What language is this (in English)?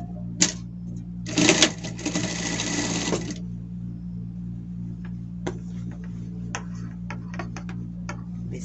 Portuguese